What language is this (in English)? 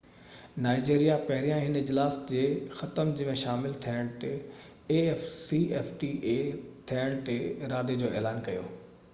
Sindhi